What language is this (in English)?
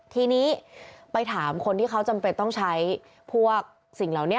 Thai